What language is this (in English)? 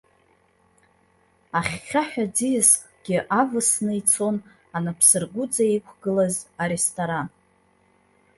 Abkhazian